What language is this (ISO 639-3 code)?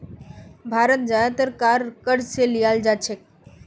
mag